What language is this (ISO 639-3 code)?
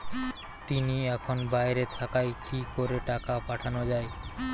ben